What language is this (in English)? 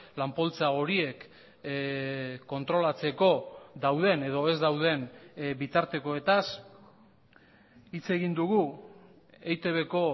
Basque